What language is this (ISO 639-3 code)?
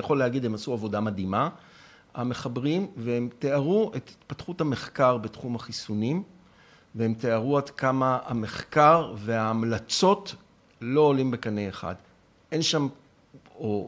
heb